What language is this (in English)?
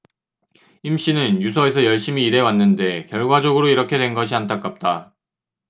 Korean